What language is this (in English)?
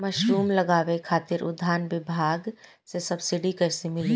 Bhojpuri